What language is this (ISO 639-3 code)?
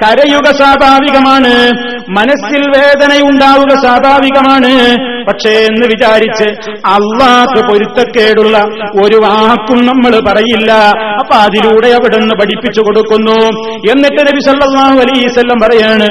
mal